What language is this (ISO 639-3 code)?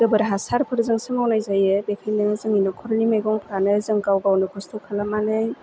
brx